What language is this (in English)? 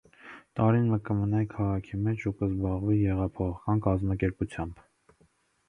Armenian